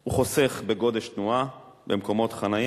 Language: Hebrew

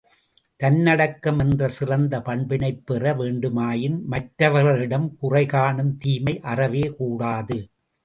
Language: Tamil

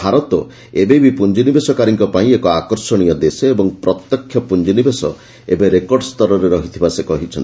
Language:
Odia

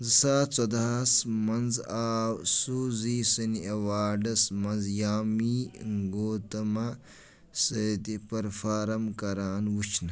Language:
Kashmiri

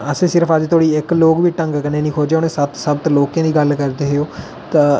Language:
Dogri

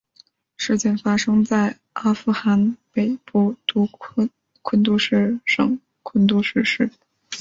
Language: Chinese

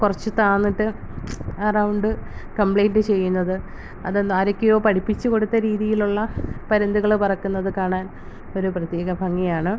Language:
Malayalam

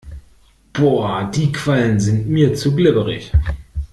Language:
German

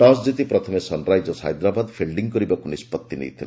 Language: Odia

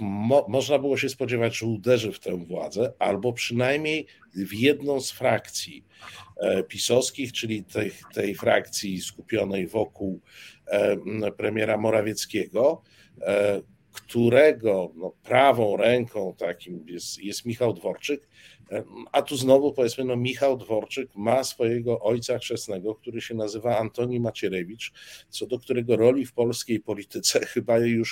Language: Polish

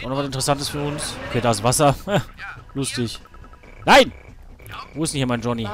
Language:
German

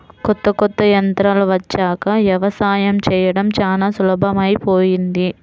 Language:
Telugu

